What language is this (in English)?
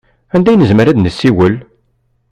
Kabyle